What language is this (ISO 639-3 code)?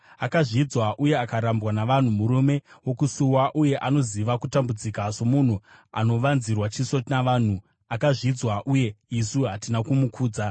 sna